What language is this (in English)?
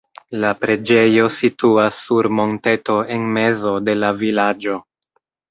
Esperanto